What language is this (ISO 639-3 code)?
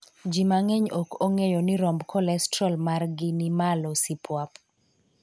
luo